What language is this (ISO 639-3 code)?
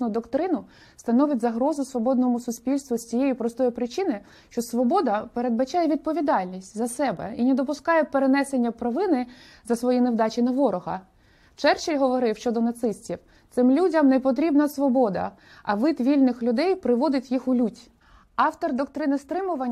ukr